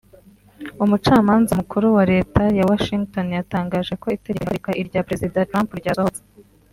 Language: Kinyarwanda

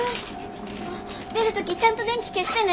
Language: Japanese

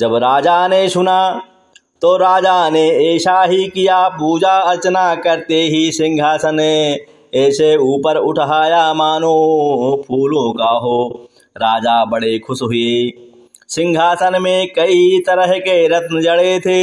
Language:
Hindi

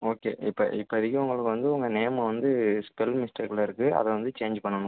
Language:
Tamil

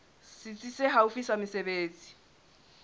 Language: Southern Sotho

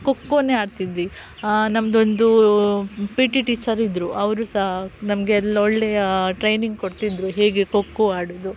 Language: Kannada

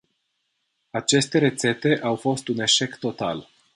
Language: Romanian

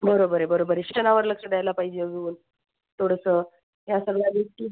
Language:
Marathi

